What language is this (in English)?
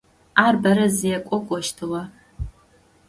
Adyghe